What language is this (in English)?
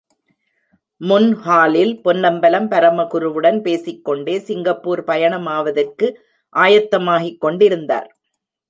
Tamil